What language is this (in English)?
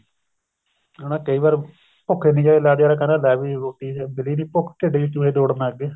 Punjabi